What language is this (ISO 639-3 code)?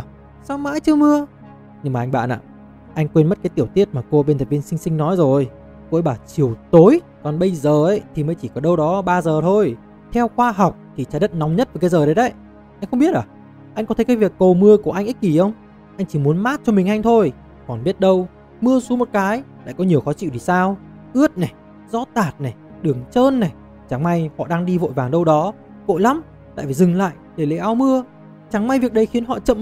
vie